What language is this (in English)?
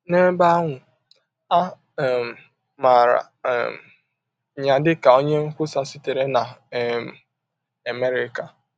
Igbo